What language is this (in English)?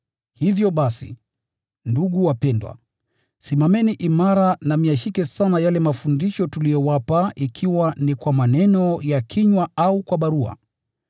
Swahili